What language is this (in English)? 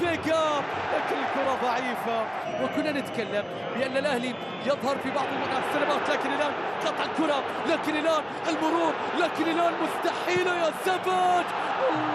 Arabic